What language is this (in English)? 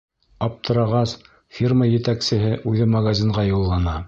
Bashkir